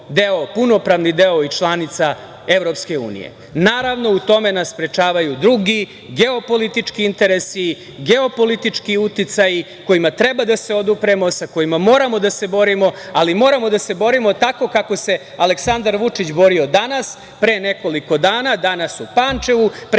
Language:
Serbian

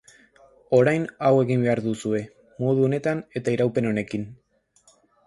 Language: Basque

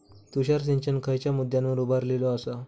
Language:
Marathi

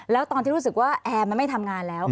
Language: Thai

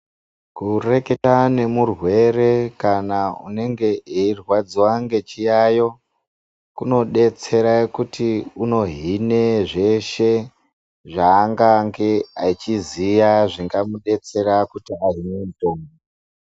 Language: Ndau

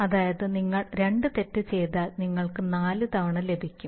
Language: Malayalam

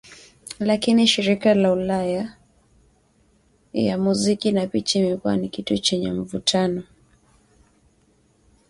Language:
Swahili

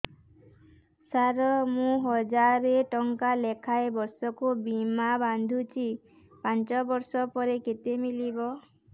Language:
Odia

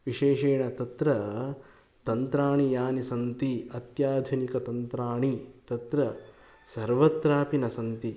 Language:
Sanskrit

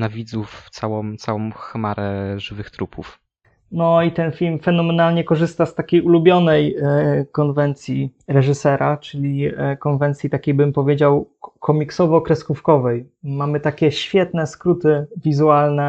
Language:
Polish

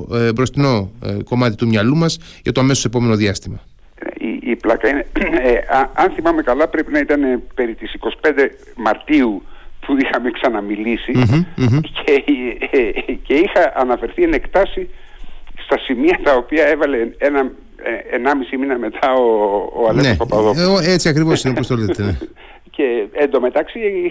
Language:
Greek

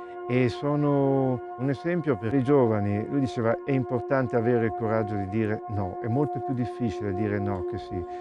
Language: Italian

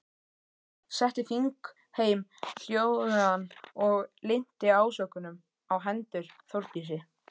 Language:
Icelandic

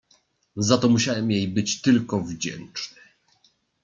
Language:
Polish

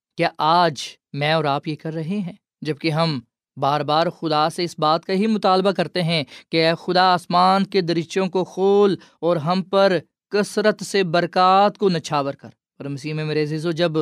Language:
Urdu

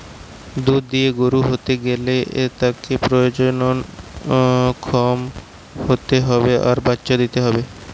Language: Bangla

